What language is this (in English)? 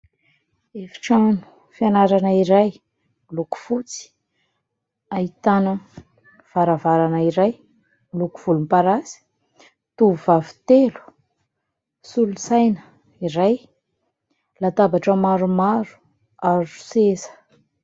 Malagasy